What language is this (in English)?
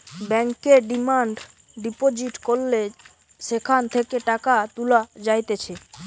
Bangla